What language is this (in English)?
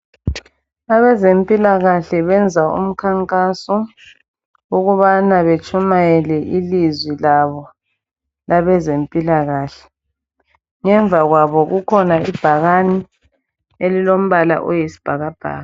North Ndebele